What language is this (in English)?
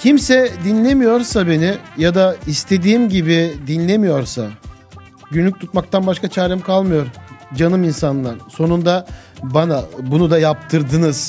Turkish